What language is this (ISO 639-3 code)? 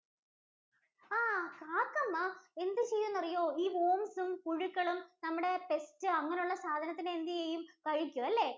mal